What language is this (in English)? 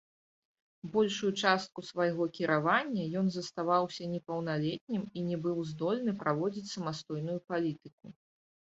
Belarusian